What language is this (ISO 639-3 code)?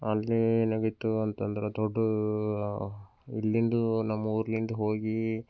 kan